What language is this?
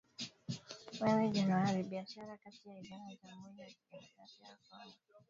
Swahili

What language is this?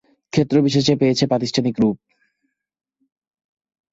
Bangla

